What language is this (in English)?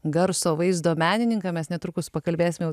Lithuanian